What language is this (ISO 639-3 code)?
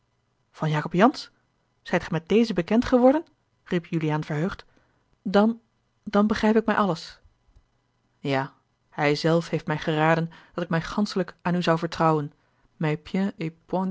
nld